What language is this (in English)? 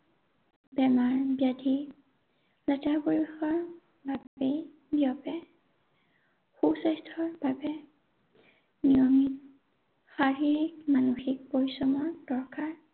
Assamese